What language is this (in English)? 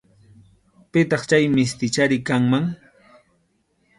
Arequipa-La Unión Quechua